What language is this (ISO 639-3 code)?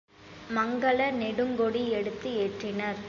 tam